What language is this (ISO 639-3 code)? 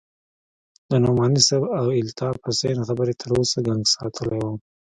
pus